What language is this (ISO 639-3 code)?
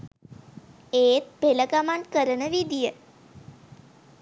sin